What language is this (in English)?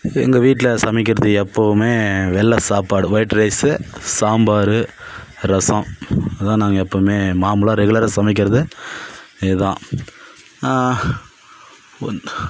Tamil